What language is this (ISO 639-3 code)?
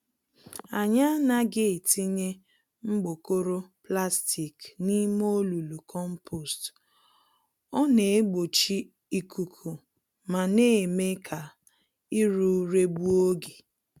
ibo